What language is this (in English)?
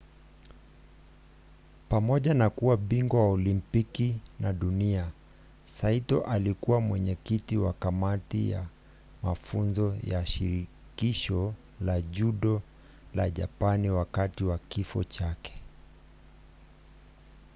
Swahili